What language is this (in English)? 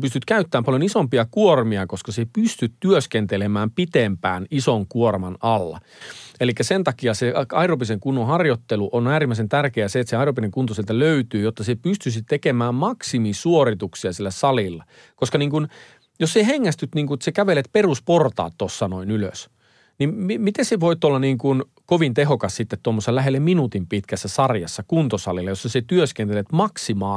Finnish